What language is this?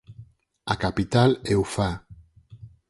Galician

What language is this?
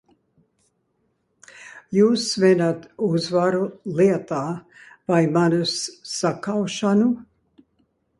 Latvian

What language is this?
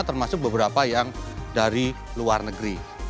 Indonesian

